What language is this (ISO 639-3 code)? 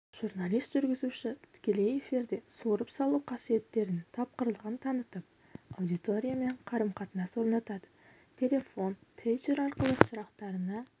kaz